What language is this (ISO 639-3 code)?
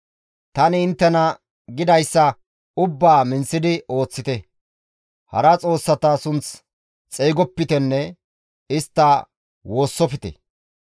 gmv